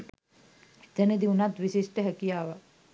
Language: Sinhala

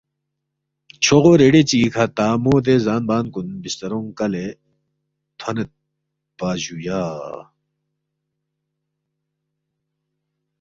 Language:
Balti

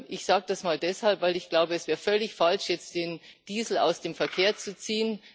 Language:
German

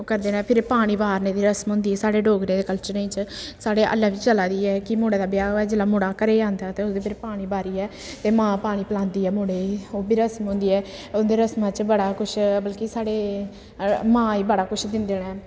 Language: Dogri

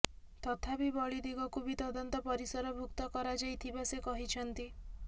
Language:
Odia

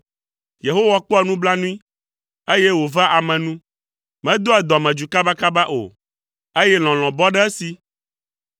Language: Ewe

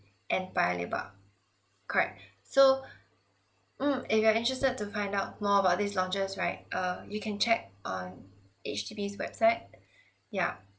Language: English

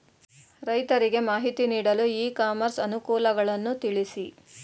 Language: Kannada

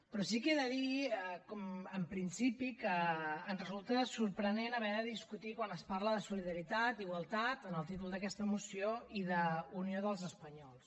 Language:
Catalan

